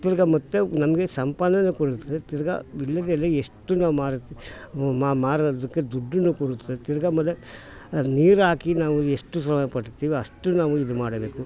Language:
Kannada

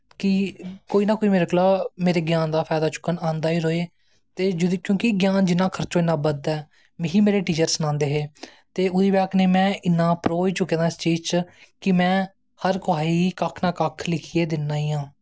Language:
Dogri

